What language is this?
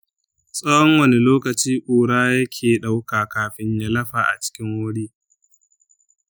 Hausa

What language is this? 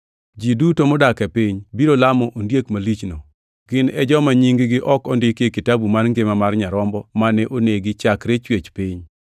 Luo (Kenya and Tanzania)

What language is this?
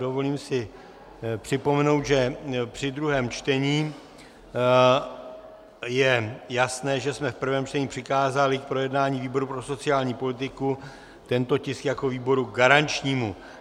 Czech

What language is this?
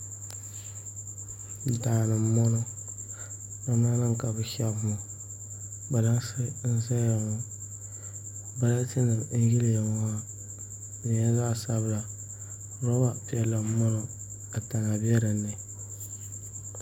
Dagbani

